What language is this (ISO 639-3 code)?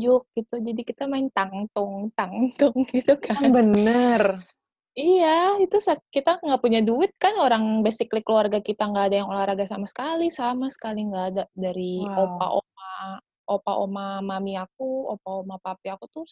ind